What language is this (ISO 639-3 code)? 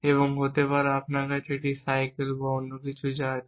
ben